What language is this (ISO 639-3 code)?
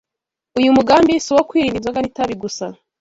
kin